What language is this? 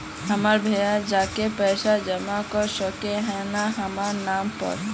Magahi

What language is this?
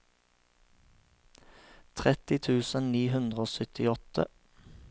Norwegian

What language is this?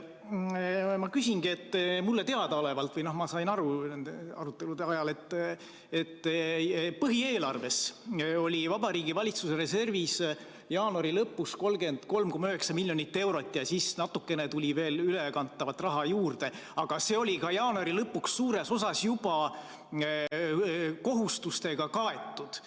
Estonian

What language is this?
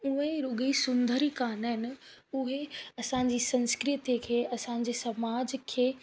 Sindhi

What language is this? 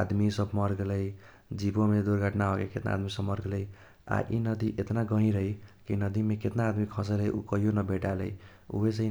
Kochila Tharu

